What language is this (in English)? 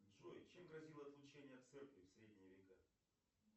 Russian